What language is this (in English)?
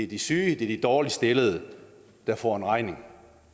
Danish